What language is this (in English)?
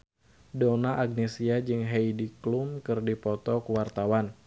Sundanese